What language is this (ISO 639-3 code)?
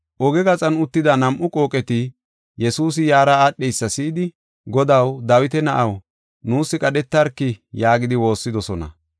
gof